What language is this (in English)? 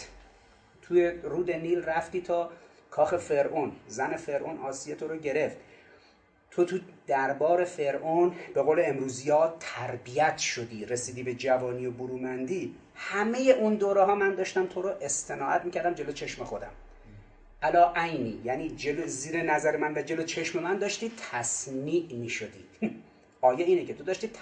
Persian